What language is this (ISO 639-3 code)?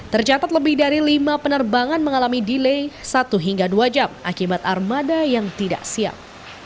ind